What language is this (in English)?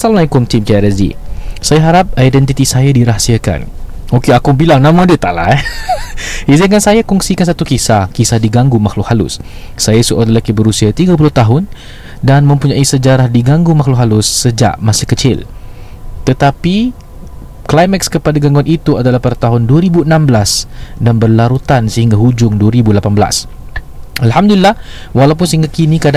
Malay